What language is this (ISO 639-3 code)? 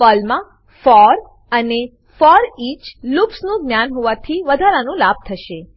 guj